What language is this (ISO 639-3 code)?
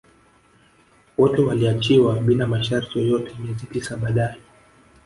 swa